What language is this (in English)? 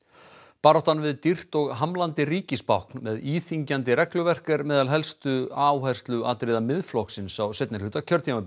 Icelandic